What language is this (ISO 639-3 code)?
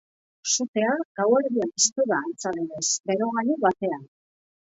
eus